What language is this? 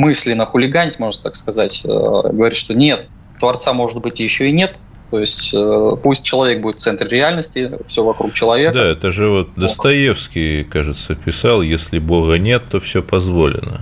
Russian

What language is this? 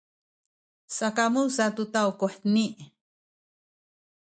Sakizaya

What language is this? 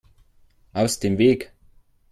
German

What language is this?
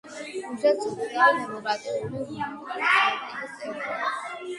Georgian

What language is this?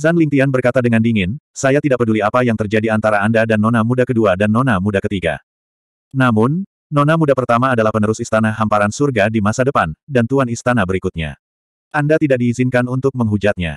Indonesian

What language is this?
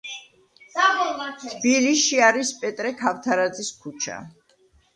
Georgian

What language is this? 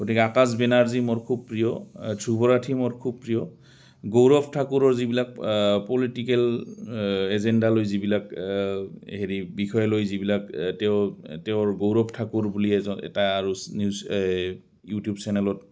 Assamese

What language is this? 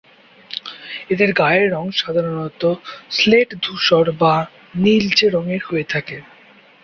Bangla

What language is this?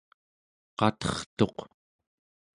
Central Yupik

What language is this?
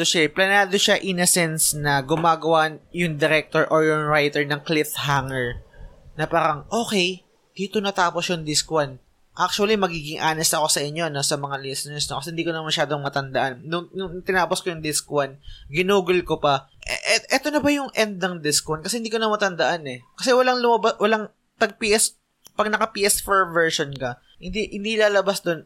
Filipino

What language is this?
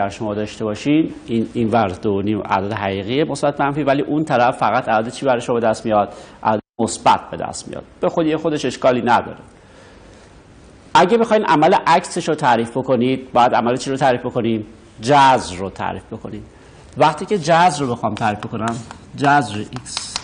Persian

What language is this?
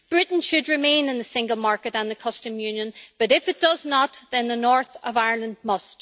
English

